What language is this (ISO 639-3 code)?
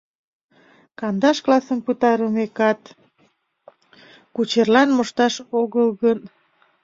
chm